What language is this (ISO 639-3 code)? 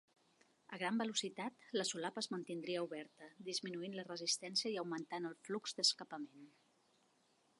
cat